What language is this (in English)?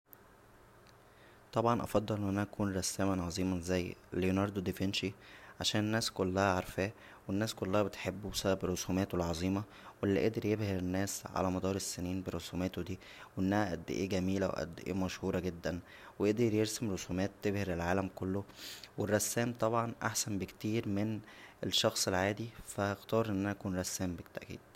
Egyptian Arabic